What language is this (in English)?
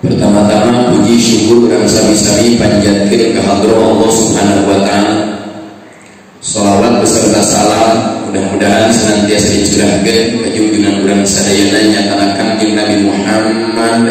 Indonesian